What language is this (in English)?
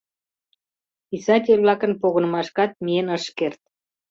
Mari